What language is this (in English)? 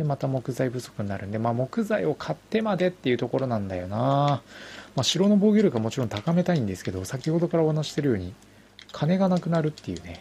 Japanese